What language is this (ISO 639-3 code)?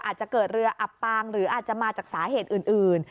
tha